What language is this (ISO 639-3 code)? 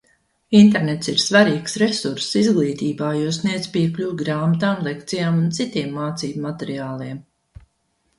lav